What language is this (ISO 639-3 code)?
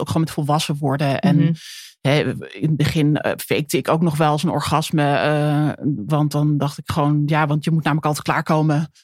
nld